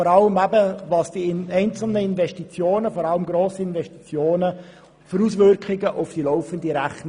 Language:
Swiss German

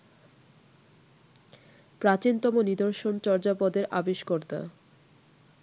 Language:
Bangla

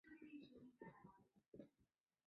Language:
Chinese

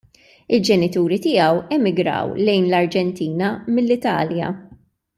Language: Maltese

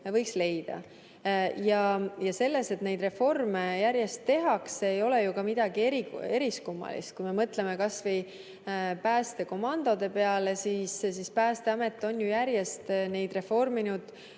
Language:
Estonian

